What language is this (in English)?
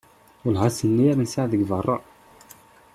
Kabyle